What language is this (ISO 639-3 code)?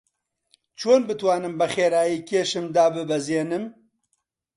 ckb